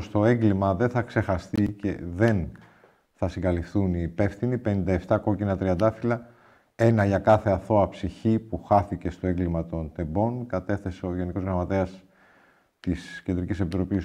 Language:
Greek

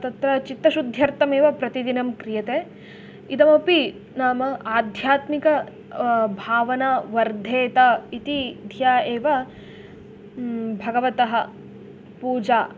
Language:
Sanskrit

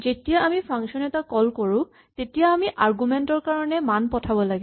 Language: Assamese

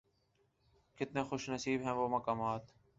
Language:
Urdu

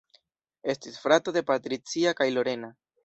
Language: Esperanto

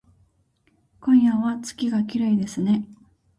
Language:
Japanese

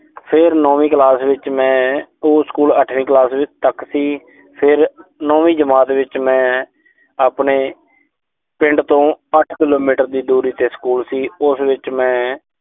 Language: Punjabi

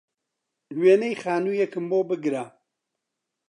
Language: Central Kurdish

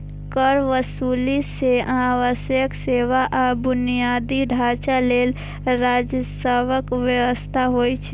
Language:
Maithili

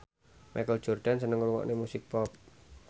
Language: Javanese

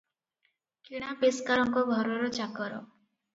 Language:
Odia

